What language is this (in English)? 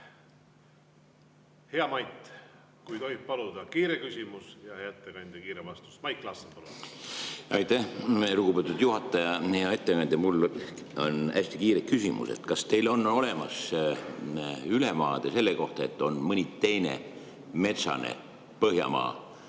Estonian